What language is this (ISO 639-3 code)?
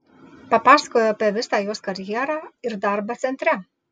lit